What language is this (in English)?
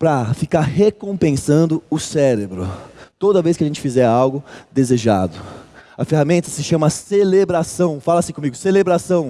Portuguese